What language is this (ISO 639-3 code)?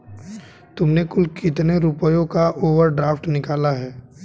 hin